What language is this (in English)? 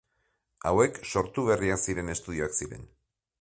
Basque